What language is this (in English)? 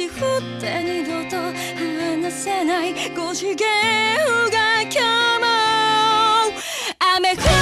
Japanese